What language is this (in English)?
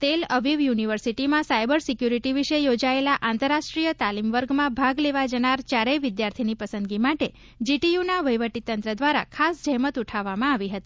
Gujarati